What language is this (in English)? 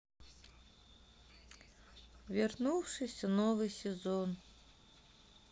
Russian